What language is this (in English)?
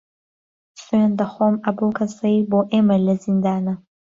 Central Kurdish